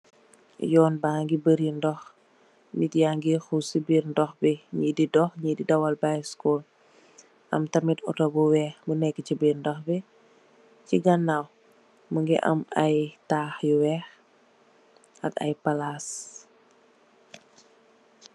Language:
Wolof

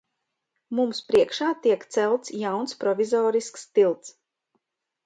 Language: Latvian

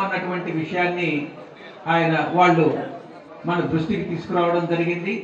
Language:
Telugu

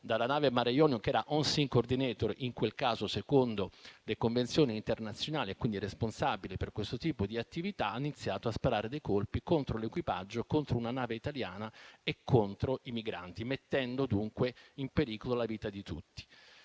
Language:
Italian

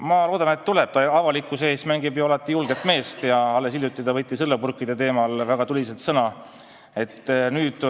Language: Estonian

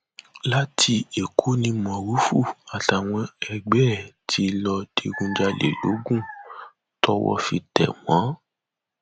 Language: Yoruba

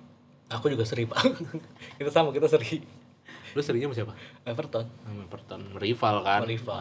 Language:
Indonesian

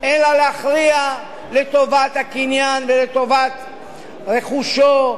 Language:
Hebrew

